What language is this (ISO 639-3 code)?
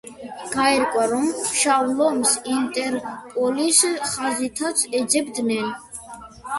kat